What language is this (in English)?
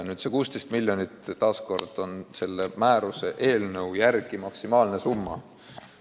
Estonian